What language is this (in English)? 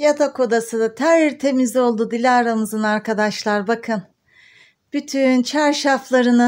Turkish